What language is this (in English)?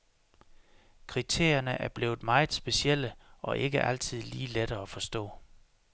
Danish